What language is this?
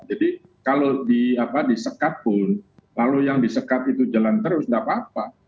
Indonesian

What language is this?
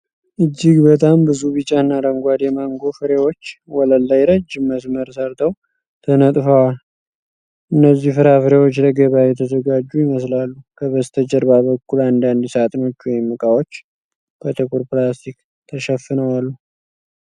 Amharic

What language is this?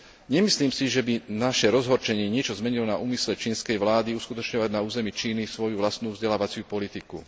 Slovak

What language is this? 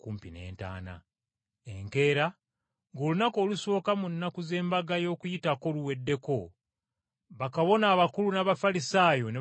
Ganda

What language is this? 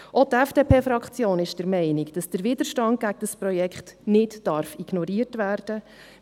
Swiss German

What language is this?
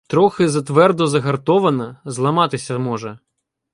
Ukrainian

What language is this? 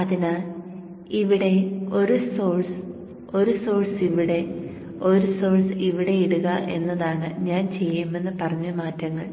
Malayalam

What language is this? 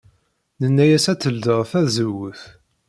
Kabyle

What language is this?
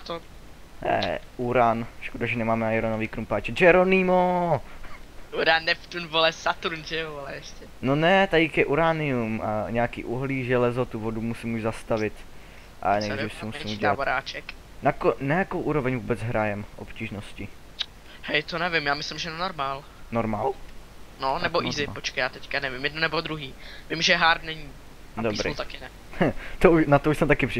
Czech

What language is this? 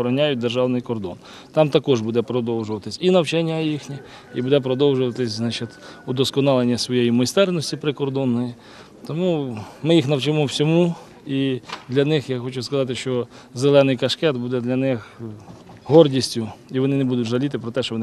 Ukrainian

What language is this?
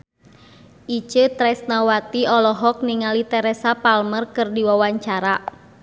Sundanese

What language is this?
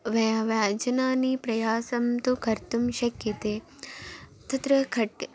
Sanskrit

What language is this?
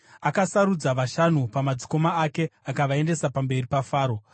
Shona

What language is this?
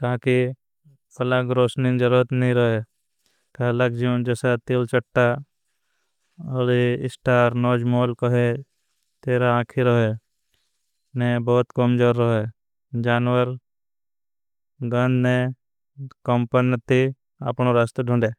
Bhili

